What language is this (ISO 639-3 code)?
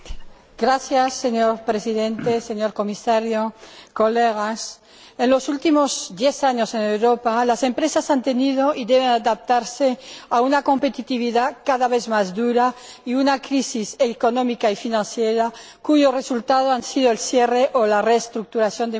spa